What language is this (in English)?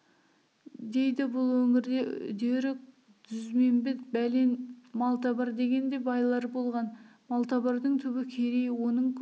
Kazakh